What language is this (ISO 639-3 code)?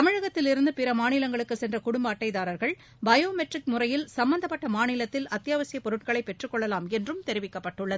tam